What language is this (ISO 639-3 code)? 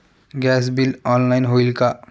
mar